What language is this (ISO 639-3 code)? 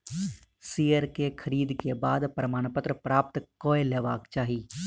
mai